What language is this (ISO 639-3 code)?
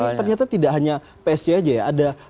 ind